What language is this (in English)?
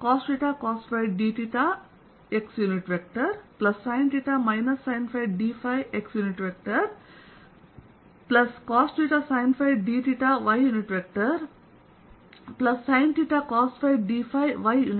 Kannada